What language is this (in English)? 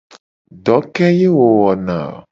Gen